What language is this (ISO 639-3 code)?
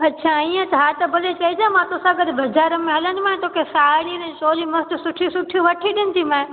snd